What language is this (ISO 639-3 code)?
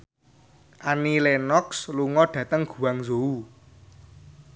jav